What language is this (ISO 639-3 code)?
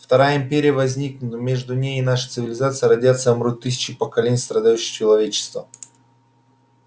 rus